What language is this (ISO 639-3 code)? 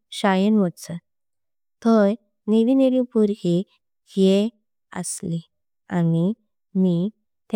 kok